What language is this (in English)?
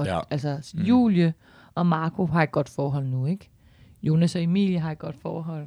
Danish